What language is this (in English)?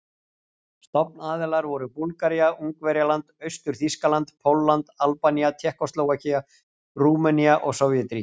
Icelandic